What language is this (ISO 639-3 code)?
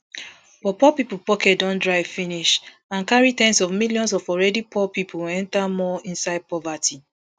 pcm